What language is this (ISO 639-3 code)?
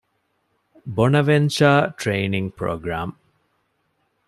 div